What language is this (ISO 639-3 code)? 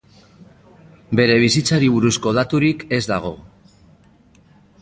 eus